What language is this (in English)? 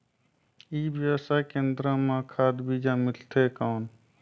Chhattisgarhi